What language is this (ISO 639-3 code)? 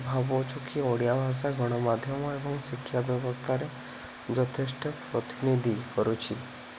ori